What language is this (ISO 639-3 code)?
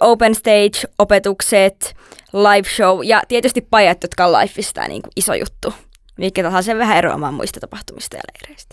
fin